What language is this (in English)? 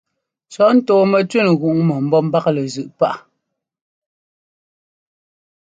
Ngomba